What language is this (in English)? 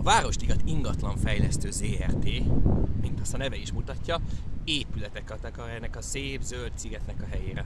Hungarian